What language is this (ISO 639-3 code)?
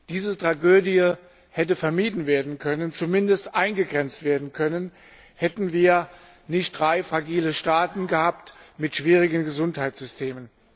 deu